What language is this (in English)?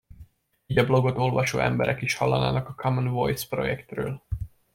Hungarian